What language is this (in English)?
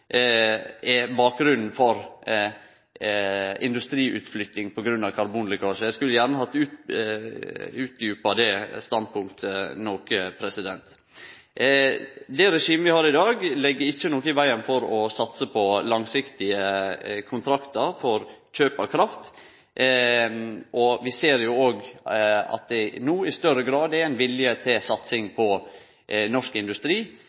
Norwegian Nynorsk